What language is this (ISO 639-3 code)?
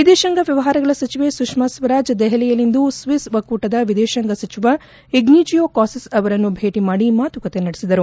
kan